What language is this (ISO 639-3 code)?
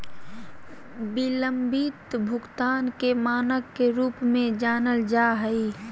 mag